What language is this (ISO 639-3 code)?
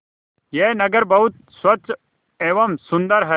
hin